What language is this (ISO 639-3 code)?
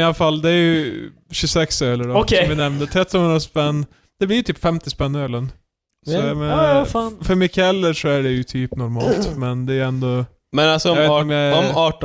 swe